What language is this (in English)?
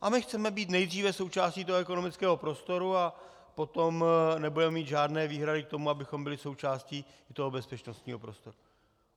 Czech